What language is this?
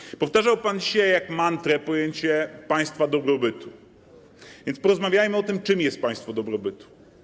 Polish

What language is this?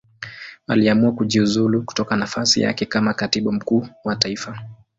Swahili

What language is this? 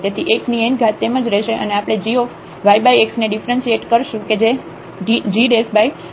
Gujarati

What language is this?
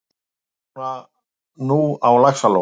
Icelandic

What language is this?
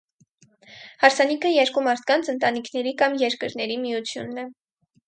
Armenian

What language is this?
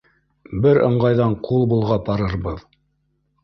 Bashkir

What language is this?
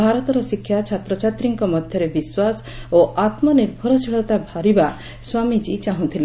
Odia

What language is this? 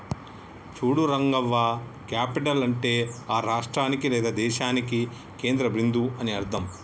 Telugu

